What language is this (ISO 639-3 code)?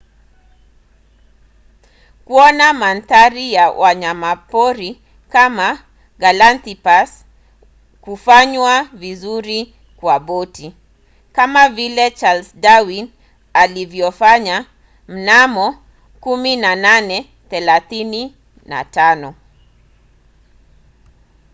swa